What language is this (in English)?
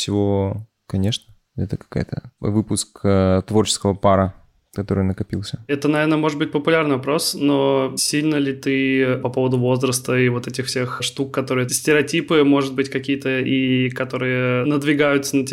Russian